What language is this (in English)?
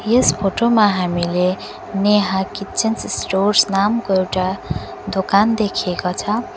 Nepali